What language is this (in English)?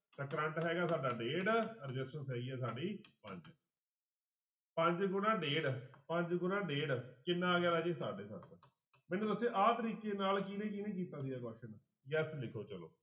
Punjabi